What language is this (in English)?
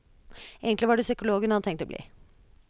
Norwegian